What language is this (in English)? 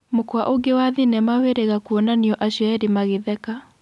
Kikuyu